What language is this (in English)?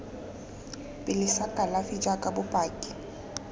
Tswana